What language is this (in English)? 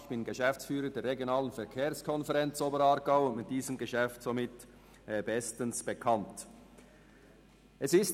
Swiss German